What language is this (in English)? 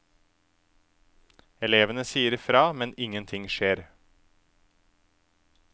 Norwegian